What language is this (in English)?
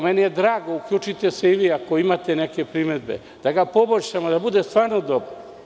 Serbian